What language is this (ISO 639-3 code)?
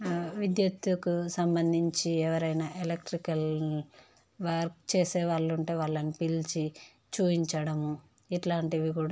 tel